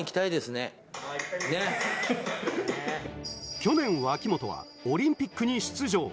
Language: Japanese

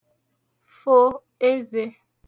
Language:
Igbo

